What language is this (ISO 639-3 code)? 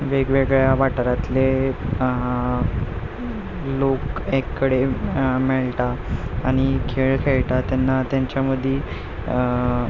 kok